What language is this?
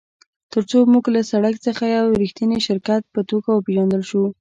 Pashto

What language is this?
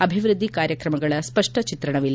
Kannada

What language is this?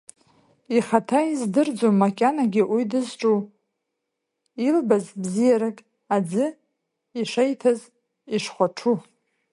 Abkhazian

